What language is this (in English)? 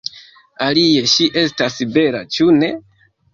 Esperanto